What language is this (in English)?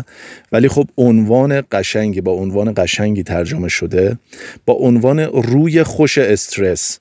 Persian